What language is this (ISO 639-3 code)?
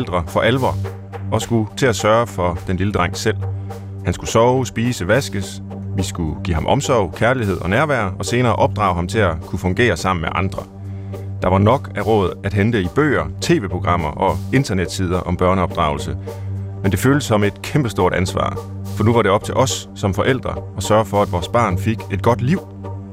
dan